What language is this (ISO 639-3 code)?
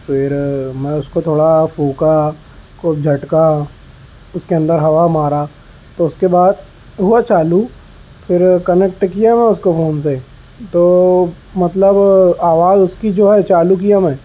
urd